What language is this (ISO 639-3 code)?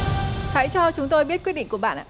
vie